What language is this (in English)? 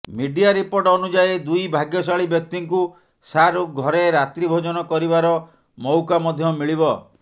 Odia